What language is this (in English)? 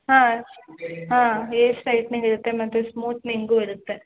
Kannada